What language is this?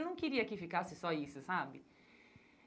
Portuguese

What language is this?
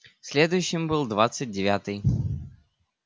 Russian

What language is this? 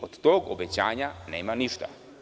Serbian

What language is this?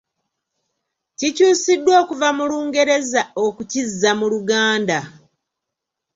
Ganda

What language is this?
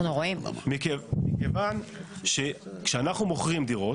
Hebrew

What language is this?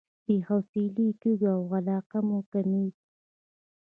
Pashto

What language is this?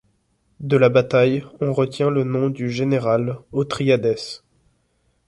French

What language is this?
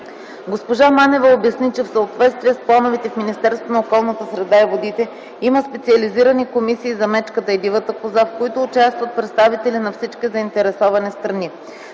Bulgarian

